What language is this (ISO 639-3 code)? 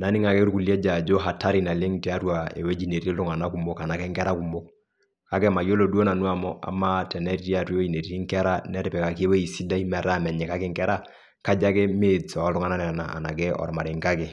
mas